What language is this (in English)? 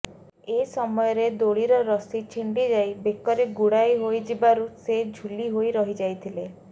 Odia